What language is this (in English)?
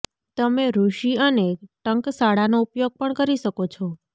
Gujarati